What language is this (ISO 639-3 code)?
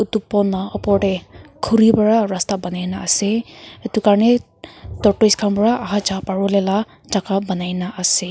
nag